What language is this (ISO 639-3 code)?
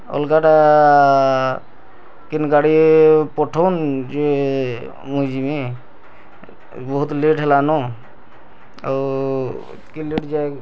ori